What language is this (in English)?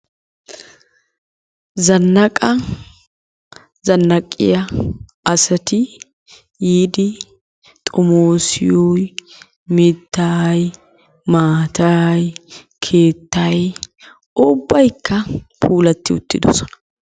Wolaytta